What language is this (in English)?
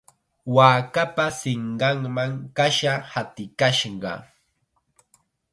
Chiquián Ancash Quechua